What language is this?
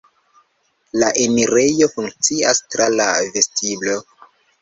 Esperanto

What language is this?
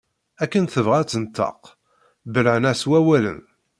Kabyle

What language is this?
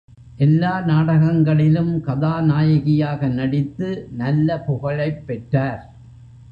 Tamil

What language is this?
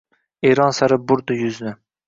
Uzbek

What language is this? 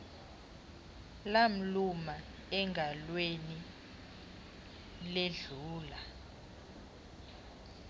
Xhosa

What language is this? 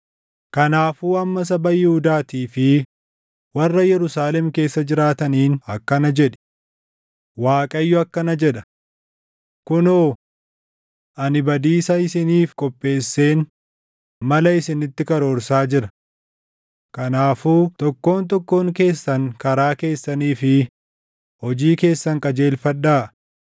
Oromo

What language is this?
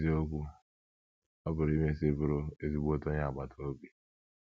Igbo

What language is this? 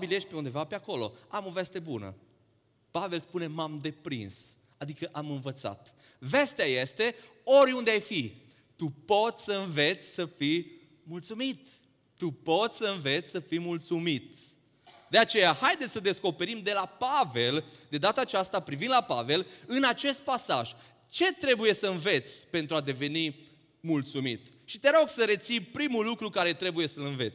Romanian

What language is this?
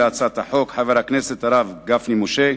Hebrew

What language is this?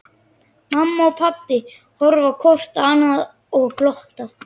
Icelandic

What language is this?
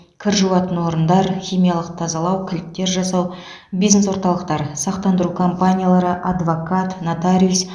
Kazakh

